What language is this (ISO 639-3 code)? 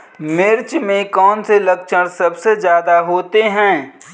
hin